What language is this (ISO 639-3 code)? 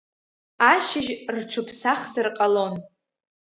abk